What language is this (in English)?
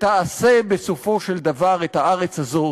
Hebrew